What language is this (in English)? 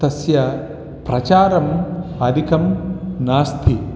Sanskrit